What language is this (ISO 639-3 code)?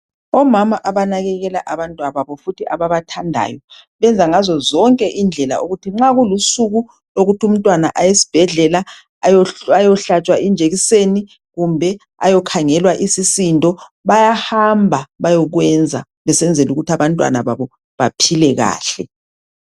nde